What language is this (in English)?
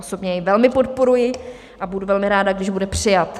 Czech